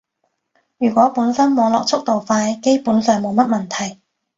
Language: Cantonese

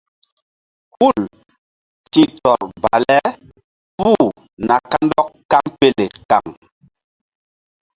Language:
Mbum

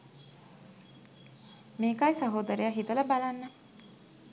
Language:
Sinhala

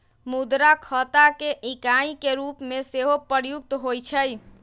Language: Magahi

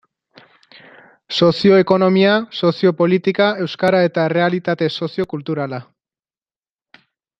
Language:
Basque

